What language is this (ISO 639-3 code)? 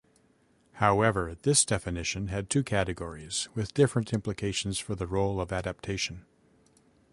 eng